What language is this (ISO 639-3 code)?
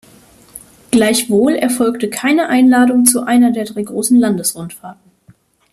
deu